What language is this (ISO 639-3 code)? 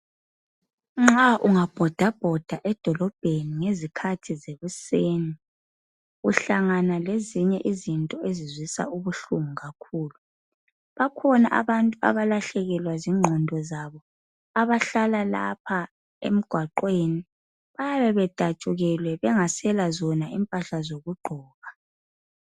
nde